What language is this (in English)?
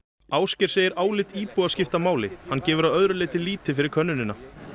Icelandic